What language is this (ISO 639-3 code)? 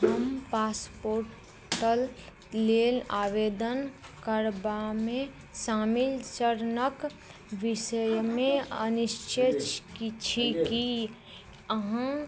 mai